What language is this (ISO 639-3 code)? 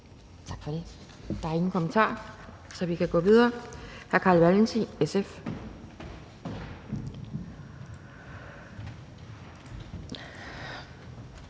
dan